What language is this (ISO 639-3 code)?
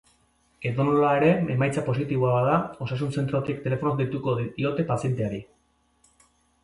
eus